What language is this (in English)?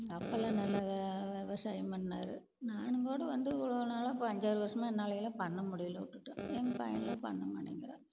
Tamil